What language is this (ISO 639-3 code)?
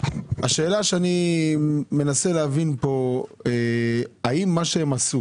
heb